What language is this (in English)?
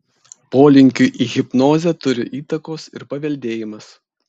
Lithuanian